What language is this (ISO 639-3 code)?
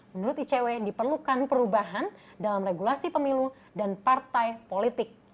ind